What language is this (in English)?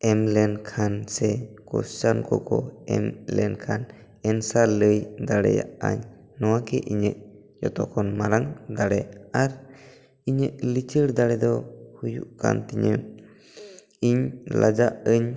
Santali